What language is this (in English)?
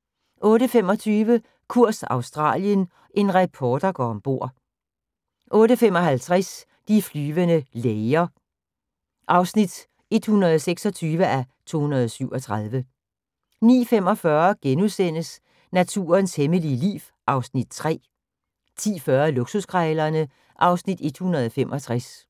Danish